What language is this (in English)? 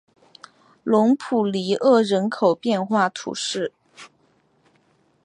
Chinese